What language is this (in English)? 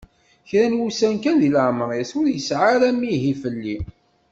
Kabyle